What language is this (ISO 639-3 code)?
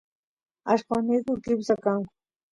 qus